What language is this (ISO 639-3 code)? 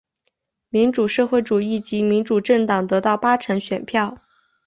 zho